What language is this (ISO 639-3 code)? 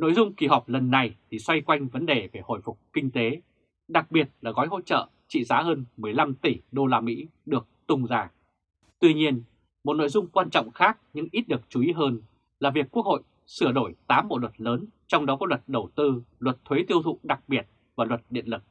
vie